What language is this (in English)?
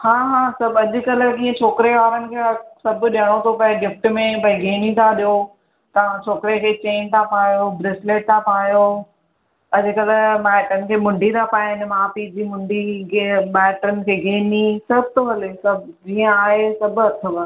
Sindhi